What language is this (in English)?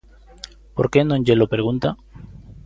Galician